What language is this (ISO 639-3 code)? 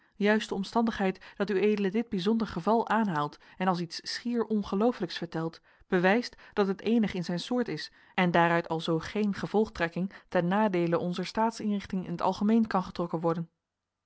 nld